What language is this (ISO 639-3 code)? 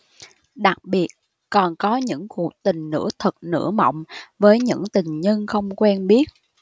vie